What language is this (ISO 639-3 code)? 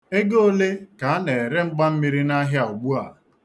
ibo